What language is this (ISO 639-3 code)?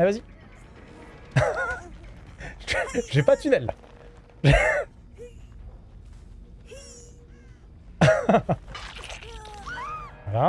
fra